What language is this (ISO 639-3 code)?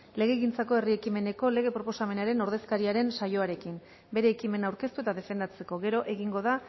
eus